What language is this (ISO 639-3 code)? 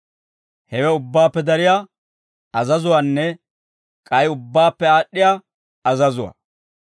dwr